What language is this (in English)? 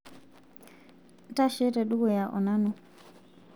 Masai